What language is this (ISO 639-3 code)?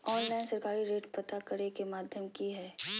mag